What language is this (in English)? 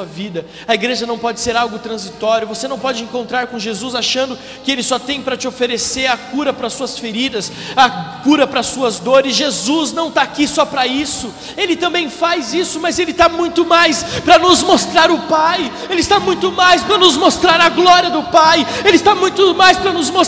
Portuguese